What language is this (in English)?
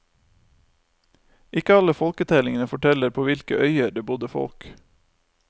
Norwegian